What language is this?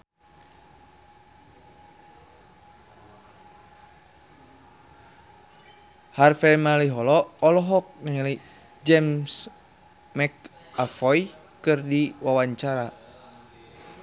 Sundanese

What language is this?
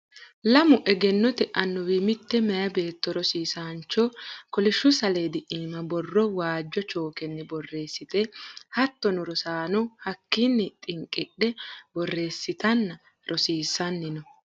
Sidamo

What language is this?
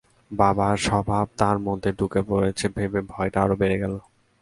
Bangla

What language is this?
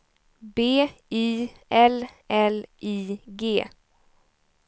Swedish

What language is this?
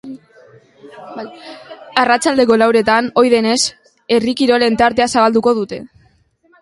Basque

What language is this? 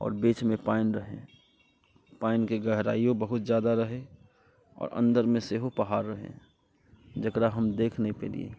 Maithili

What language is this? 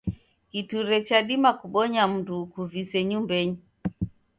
Taita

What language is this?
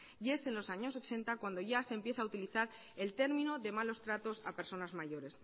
Spanish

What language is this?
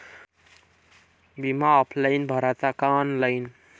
Marathi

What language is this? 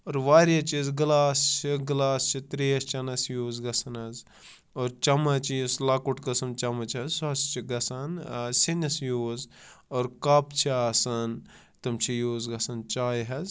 Kashmiri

